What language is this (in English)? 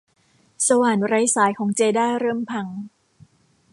Thai